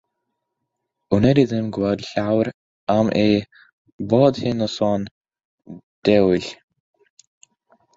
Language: Welsh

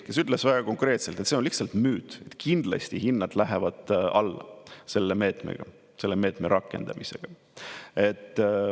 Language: Estonian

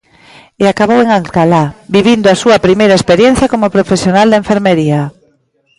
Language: Galician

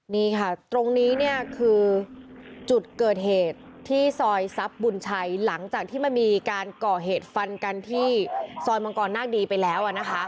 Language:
Thai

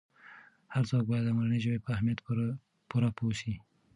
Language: Pashto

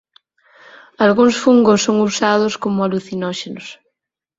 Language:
Galician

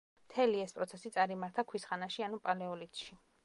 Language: Georgian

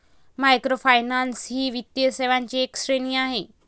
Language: Marathi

